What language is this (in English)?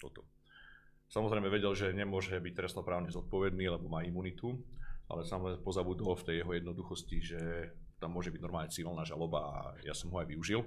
Slovak